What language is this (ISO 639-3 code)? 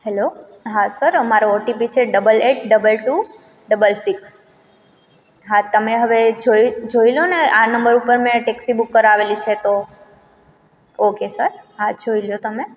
guj